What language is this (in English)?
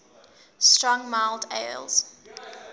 English